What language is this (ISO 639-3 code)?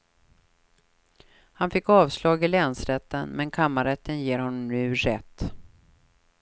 swe